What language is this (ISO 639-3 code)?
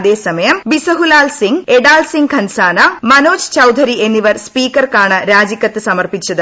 mal